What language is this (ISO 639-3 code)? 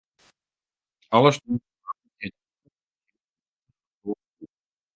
fry